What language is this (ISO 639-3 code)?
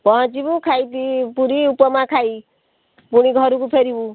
ori